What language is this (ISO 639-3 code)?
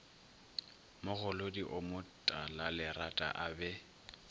nso